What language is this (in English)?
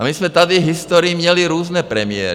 Czech